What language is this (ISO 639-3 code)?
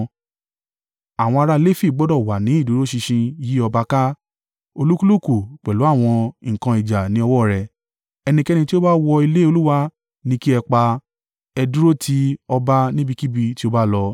yor